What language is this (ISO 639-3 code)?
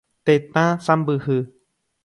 grn